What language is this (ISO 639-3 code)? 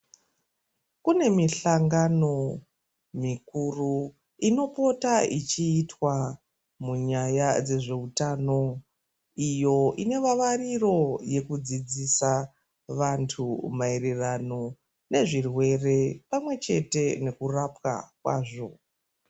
ndc